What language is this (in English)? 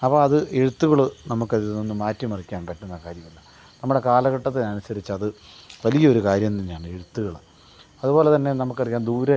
Malayalam